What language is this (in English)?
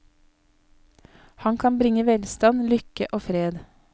Norwegian